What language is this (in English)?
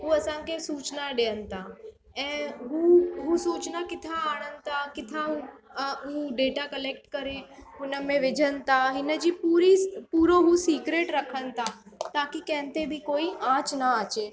Sindhi